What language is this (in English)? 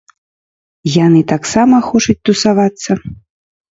Belarusian